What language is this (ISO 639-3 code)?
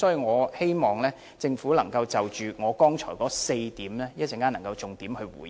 yue